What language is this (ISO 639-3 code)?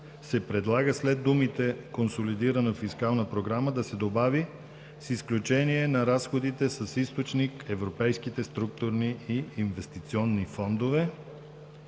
bul